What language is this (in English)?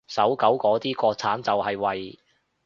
Cantonese